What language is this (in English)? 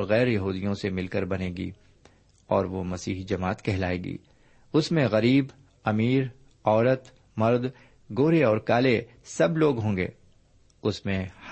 Urdu